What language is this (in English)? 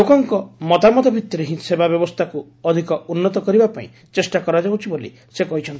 Odia